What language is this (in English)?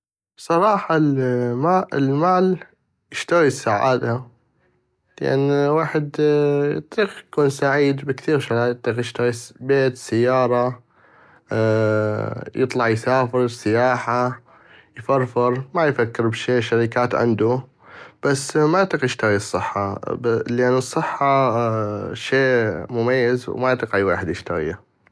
North Mesopotamian Arabic